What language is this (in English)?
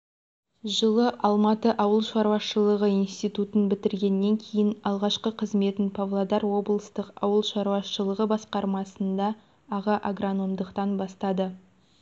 Kazakh